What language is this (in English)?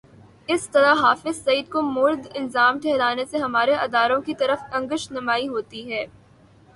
Urdu